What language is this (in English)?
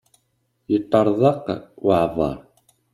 Kabyle